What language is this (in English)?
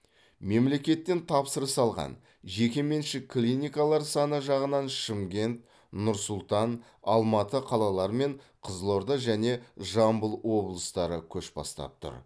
Kazakh